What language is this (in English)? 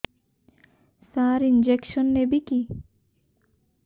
Odia